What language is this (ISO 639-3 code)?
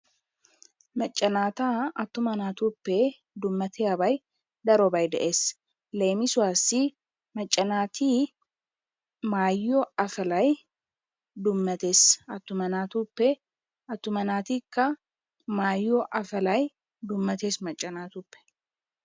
wal